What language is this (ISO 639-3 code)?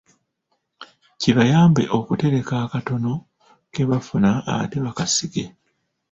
lug